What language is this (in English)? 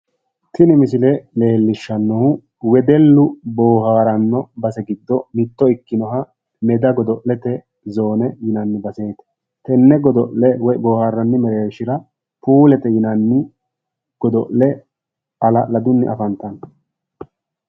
Sidamo